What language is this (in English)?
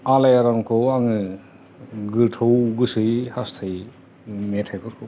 Bodo